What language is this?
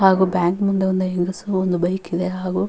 Kannada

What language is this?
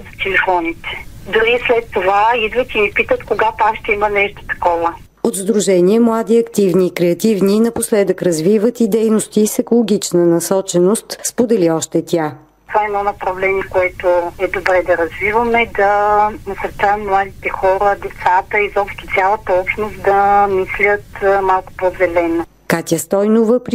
Bulgarian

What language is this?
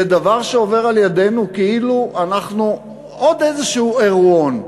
Hebrew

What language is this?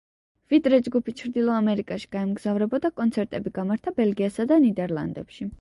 Georgian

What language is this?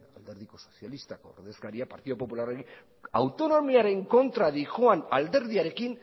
Basque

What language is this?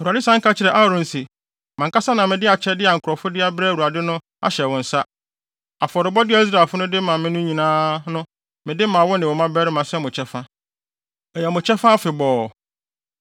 Akan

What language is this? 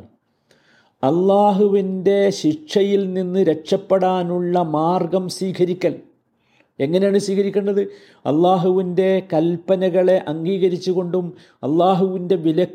Malayalam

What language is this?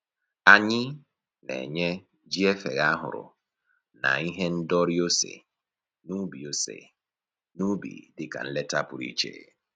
Igbo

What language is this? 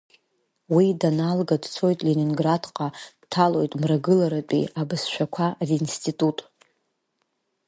Abkhazian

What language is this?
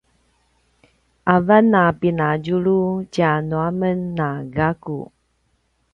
Paiwan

